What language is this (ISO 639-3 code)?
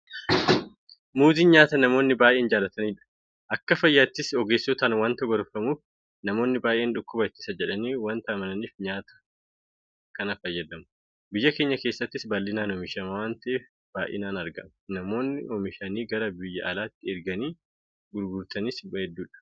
orm